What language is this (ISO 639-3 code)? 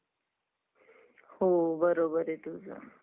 mar